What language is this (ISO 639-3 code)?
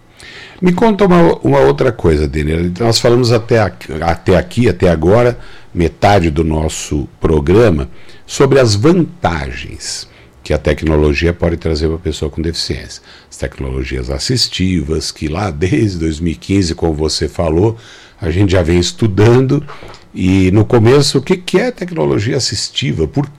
por